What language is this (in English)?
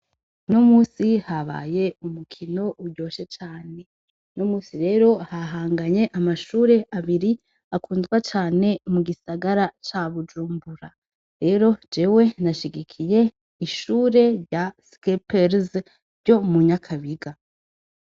Rundi